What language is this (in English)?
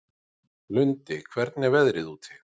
Icelandic